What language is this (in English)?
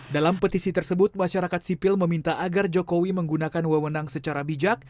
Indonesian